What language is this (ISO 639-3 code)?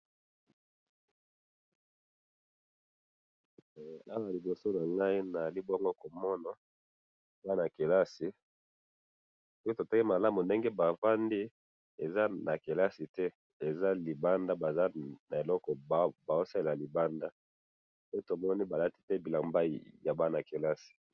lin